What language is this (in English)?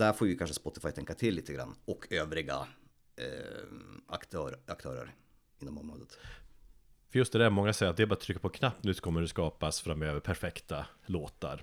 Swedish